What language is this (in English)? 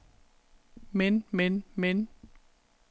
Danish